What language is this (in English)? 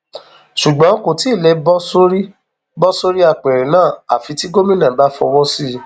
Yoruba